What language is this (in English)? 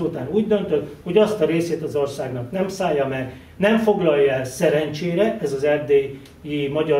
Hungarian